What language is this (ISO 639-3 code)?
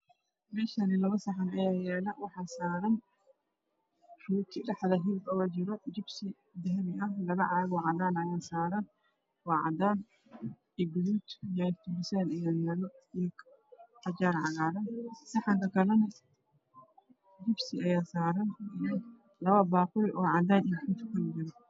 som